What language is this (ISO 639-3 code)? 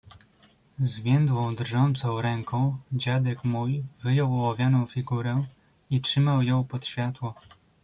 pol